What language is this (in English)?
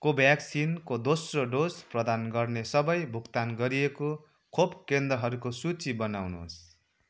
Nepali